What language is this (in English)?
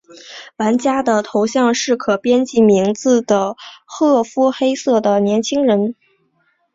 Chinese